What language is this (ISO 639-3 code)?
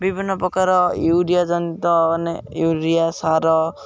ori